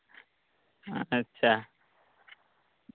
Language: Santali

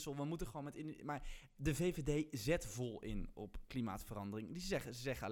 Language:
Dutch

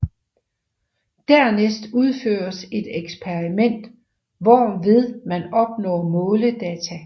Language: Danish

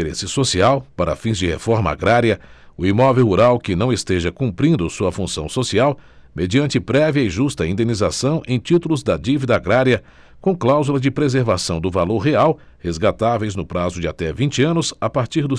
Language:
Portuguese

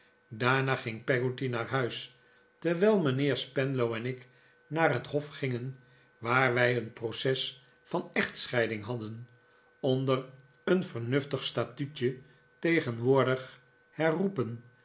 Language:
Dutch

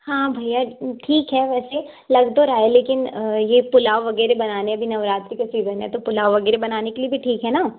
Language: Hindi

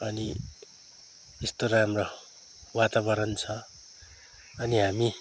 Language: Nepali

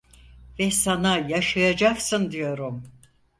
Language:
Turkish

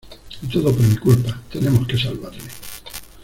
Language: Spanish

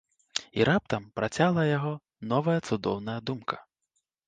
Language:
Belarusian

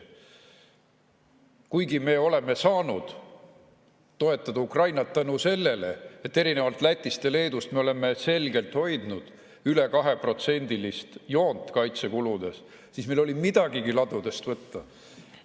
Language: Estonian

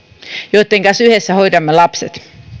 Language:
Finnish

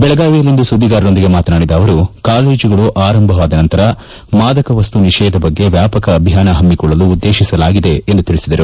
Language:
Kannada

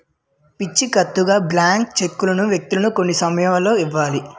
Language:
Telugu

